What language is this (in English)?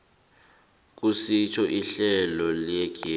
South Ndebele